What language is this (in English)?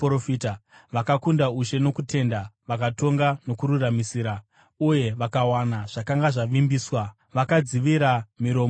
Shona